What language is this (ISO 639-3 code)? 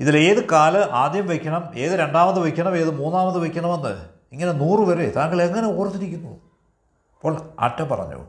mal